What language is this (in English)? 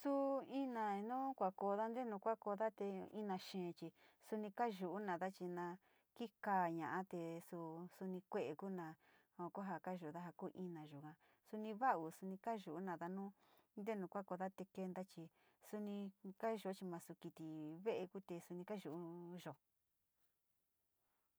Sinicahua Mixtec